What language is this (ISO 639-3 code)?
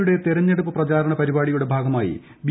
mal